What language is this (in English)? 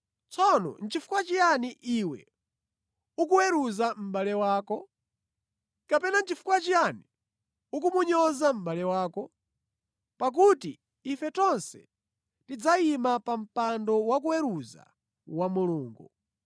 Nyanja